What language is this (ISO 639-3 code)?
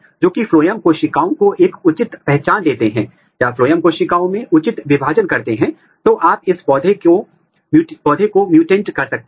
hin